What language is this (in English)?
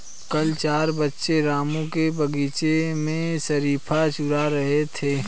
Hindi